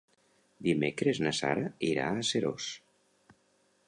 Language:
Catalan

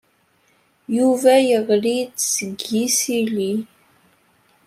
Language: Kabyle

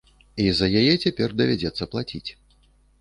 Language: Belarusian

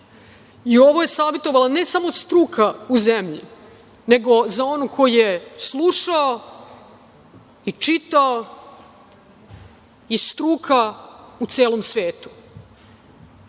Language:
Serbian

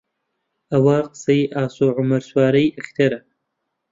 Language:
Central Kurdish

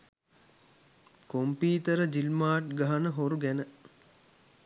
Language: Sinhala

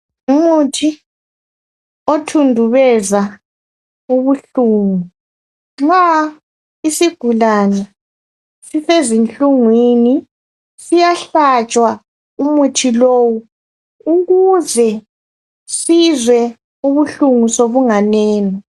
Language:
North Ndebele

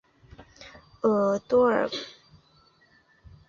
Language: Chinese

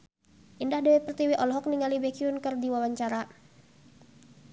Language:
Sundanese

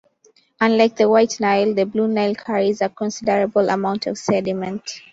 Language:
English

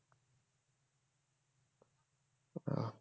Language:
Bangla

